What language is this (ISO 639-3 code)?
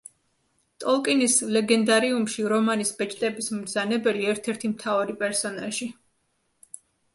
kat